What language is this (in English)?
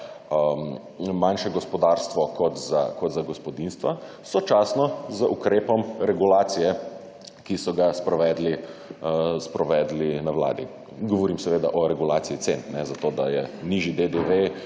Slovenian